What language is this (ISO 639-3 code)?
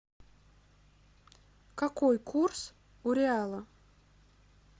rus